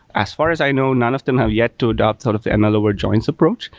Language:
English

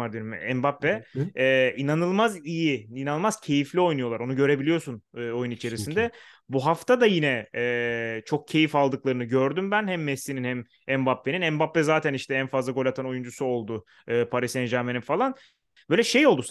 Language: Turkish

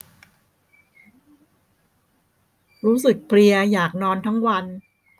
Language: Thai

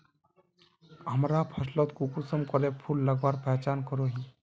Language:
Magahi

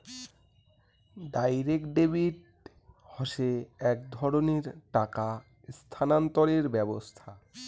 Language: Bangla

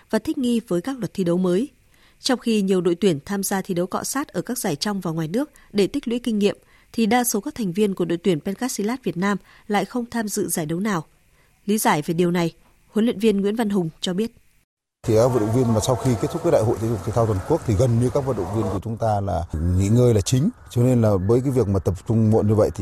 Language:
Vietnamese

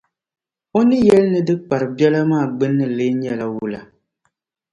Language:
Dagbani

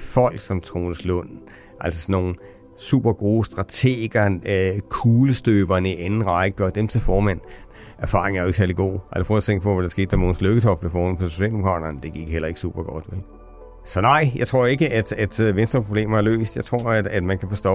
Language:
Danish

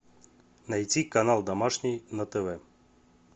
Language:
Russian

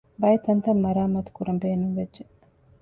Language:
Divehi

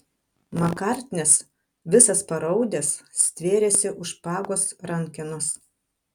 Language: Lithuanian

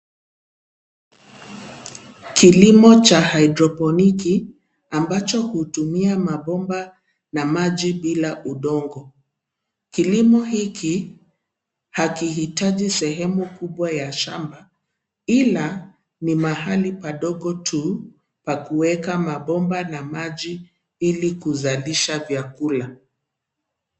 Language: Swahili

